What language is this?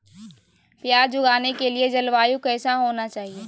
Magahi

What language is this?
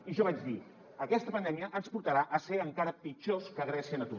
Catalan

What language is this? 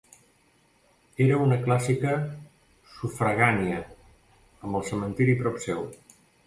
Catalan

